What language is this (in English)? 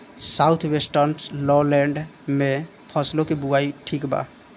Bhojpuri